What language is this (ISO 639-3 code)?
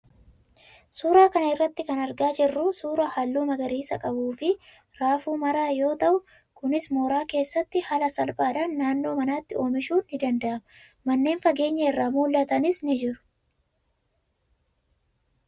orm